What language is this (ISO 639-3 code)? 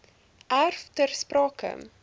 afr